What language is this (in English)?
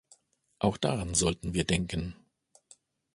German